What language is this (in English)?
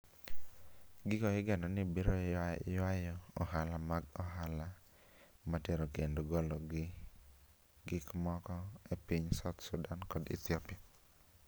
Luo (Kenya and Tanzania)